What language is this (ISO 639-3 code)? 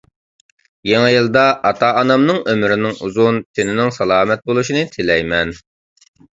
uig